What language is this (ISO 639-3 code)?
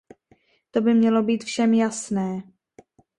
ces